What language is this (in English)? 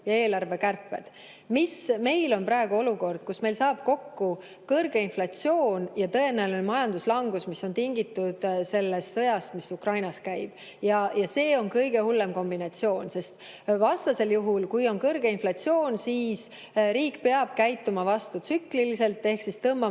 Estonian